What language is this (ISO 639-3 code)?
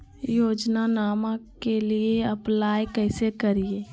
mag